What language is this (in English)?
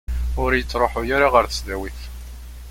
Kabyle